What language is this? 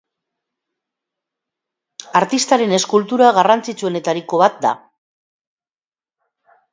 Basque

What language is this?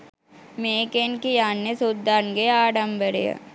Sinhala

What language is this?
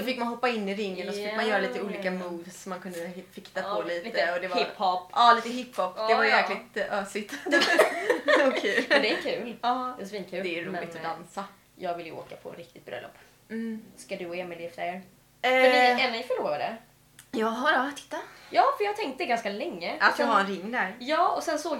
Swedish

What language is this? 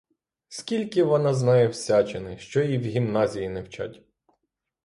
Ukrainian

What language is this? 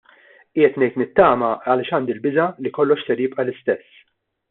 Maltese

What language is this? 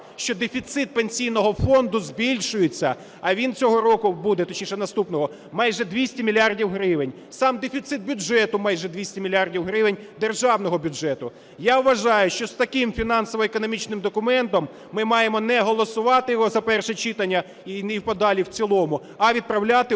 Ukrainian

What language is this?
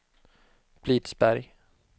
Swedish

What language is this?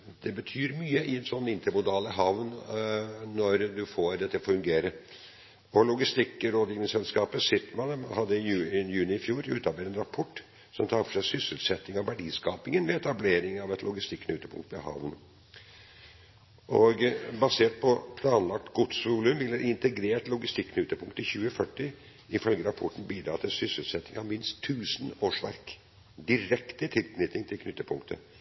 Norwegian Bokmål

